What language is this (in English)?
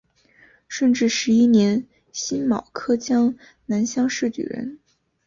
Chinese